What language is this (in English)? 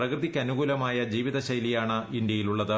Malayalam